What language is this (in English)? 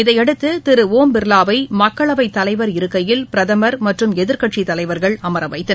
Tamil